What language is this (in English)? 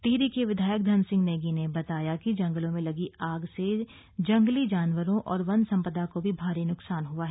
Hindi